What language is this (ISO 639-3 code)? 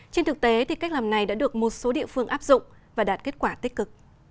vie